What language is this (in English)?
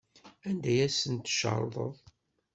Kabyle